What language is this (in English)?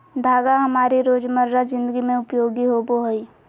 Magahi